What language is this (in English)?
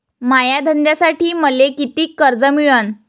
Marathi